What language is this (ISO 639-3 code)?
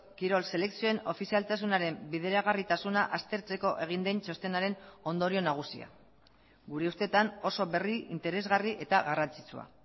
eus